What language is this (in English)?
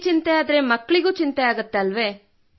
Kannada